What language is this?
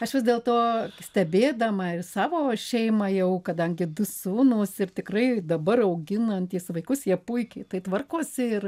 Lithuanian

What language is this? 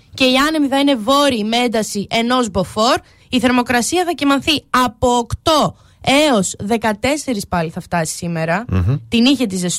Greek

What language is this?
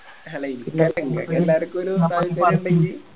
Malayalam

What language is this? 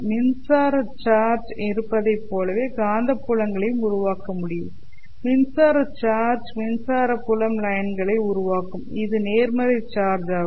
Tamil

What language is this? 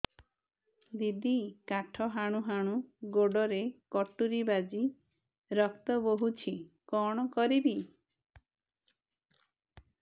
Odia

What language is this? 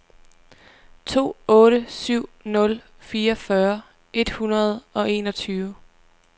Danish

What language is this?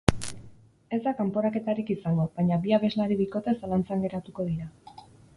Basque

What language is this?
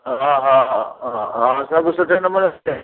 Sindhi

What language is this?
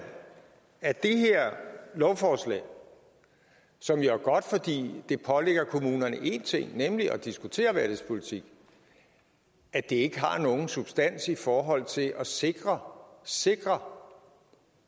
Danish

